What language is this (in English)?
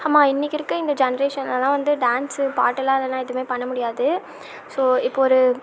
Tamil